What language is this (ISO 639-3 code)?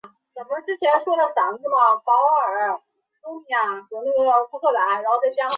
zho